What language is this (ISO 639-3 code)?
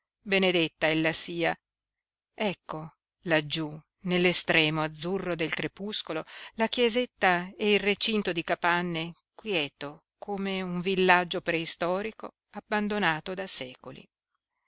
ita